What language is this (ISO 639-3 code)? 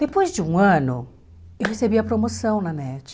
por